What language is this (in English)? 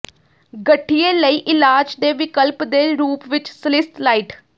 Punjabi